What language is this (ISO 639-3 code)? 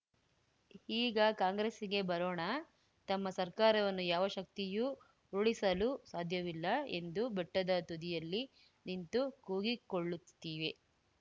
kan